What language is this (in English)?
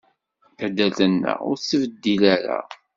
Kabyle